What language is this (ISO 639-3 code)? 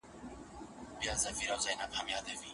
pus